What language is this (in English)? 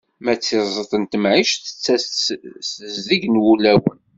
Kabyle